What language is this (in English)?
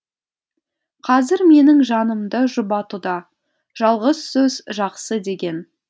Kazakh